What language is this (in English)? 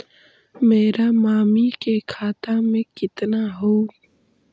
Magahi